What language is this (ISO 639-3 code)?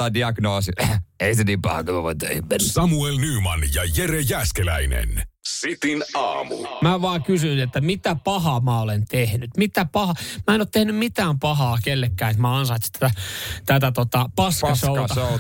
fin